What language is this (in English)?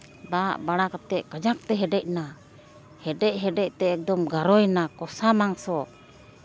Santali